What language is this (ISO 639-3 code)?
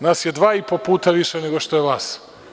srp